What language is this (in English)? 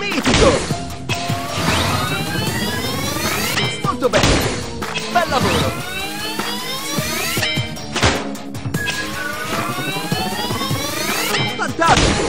Italian